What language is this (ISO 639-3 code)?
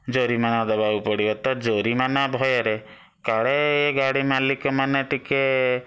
ori